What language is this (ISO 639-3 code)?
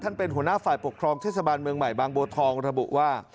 tha